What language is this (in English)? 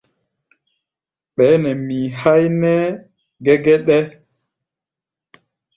Gbaya